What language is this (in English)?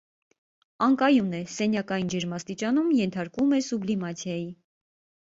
Armenian